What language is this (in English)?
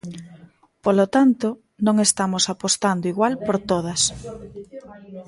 Galician